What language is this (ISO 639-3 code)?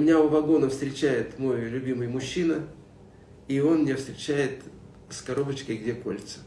rus